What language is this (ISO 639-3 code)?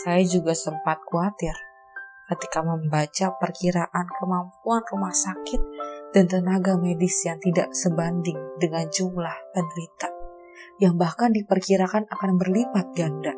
ind